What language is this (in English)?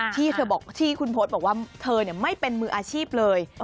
Thai